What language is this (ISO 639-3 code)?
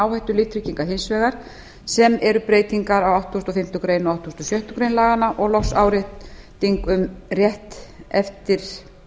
isl